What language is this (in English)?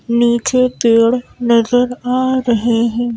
Hindi